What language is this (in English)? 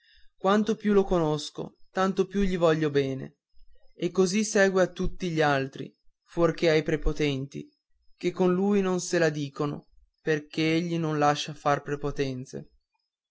Italian